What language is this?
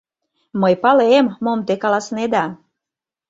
Mari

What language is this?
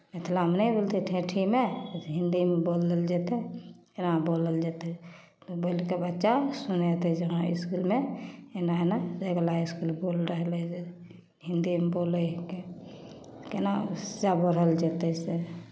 Maithili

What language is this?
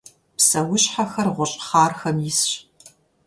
Kabardian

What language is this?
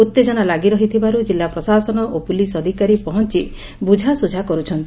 Odia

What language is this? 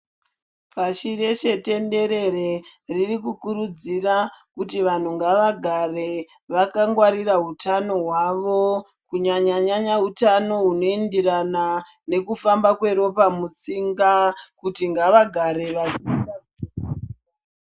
Ndau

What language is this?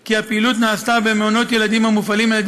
Hebrew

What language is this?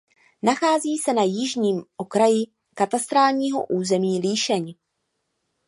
Czech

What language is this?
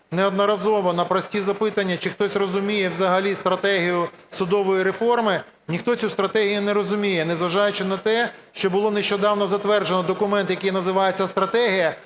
Ukrainian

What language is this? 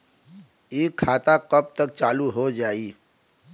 Bhojpuri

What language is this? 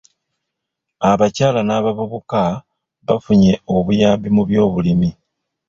Ganda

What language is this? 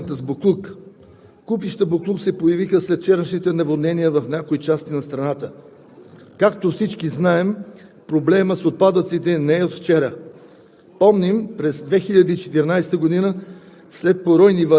Bulgarian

